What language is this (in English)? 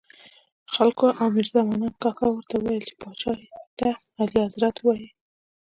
Pashto